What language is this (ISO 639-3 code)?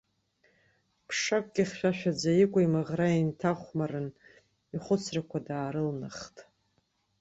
abk